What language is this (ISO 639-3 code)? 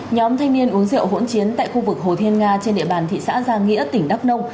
vie